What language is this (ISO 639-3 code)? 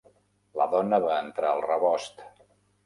cat